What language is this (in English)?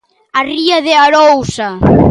Galician